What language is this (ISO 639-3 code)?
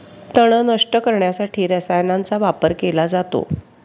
mar